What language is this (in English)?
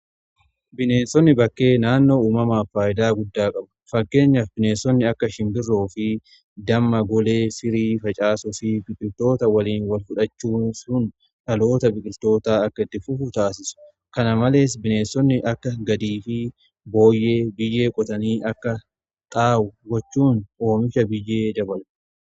Oromo